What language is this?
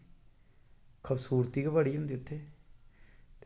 Dogri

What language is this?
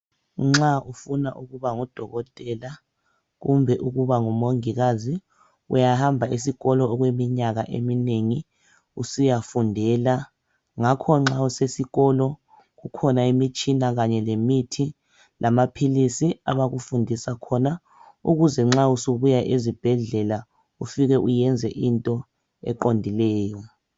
North Ndebele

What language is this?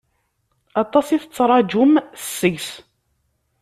Kabyle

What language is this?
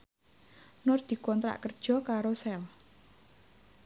Javanese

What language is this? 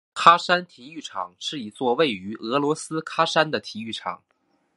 Chinese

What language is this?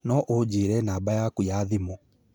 Kikuyu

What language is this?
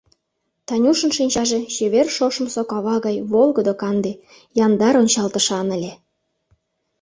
Mari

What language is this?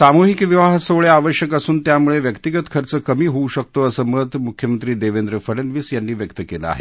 Marathi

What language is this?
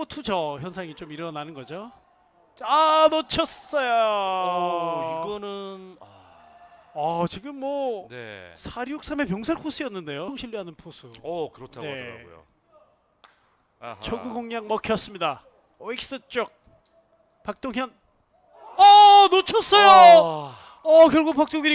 Korean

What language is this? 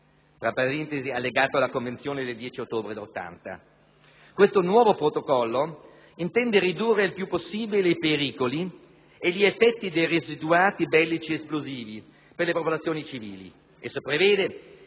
Italian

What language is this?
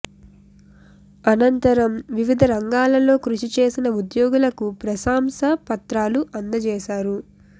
Telugu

